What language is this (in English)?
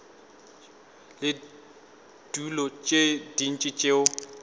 Northern Sotho